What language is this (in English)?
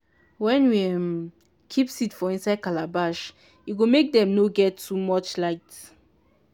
Nigerian Pidgin